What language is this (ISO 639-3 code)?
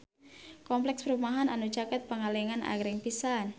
sun